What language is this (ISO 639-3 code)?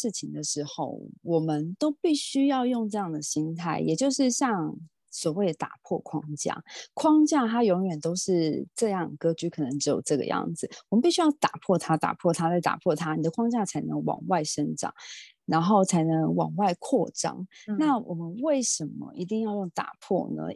zho